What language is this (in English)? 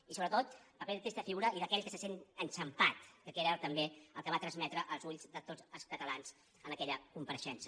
Catalan